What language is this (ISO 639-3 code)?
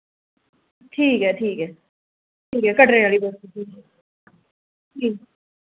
doi